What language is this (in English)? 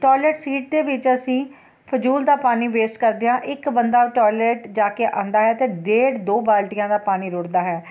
Punjabi